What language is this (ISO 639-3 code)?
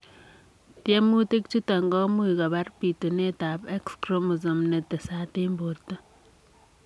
kln